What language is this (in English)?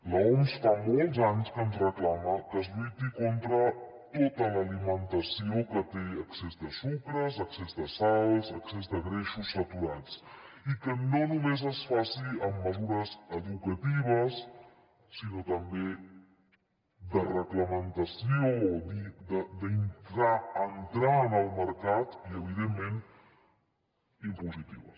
Catalan